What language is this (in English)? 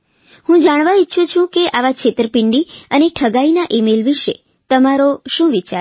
Gujarati